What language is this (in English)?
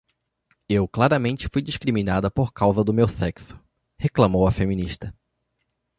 Portuguese